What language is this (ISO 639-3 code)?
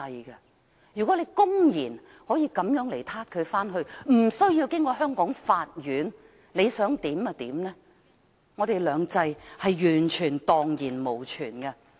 yue